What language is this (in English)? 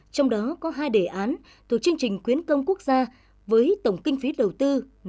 Vietnamese